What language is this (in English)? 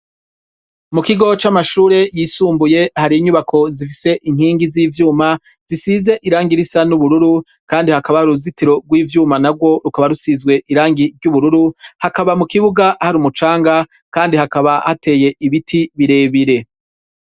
Rundi